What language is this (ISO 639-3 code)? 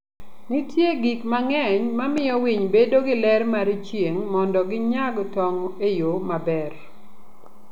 luo